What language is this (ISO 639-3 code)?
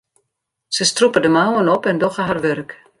fry